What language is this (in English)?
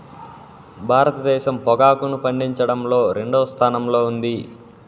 Telugu